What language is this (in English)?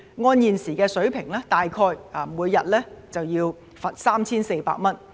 Cantonese